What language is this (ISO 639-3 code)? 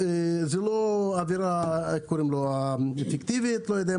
heb